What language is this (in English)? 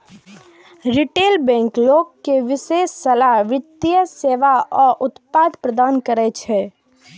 Maithili